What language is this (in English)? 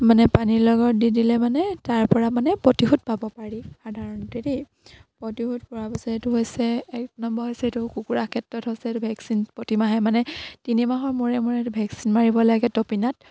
Assamese